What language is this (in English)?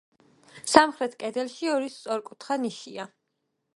Georgian